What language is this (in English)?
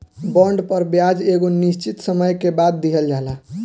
Bhojpuri